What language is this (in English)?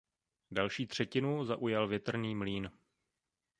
Czech